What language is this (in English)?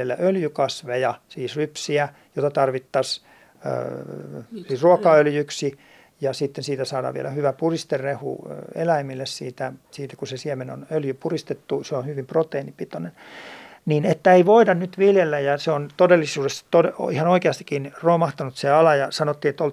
Finnish